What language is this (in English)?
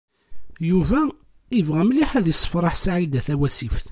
Kabyle